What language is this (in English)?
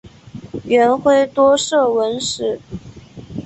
Chinese